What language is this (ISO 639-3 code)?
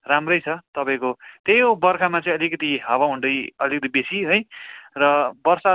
nep